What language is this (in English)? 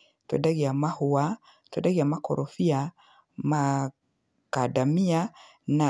Kikuyu